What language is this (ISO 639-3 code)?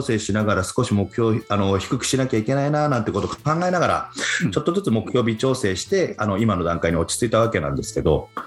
jpn